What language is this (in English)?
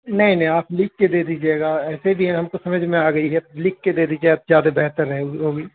Urdu